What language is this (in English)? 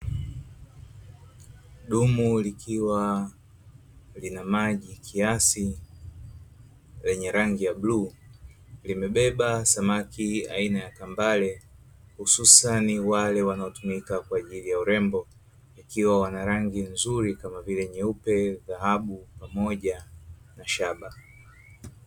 Swahili